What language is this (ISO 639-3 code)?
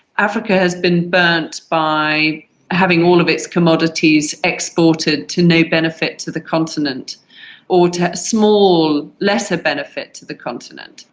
eng